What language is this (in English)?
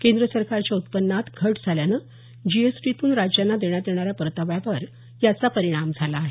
Marathi